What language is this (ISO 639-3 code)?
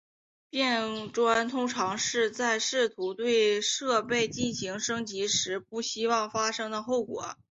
zho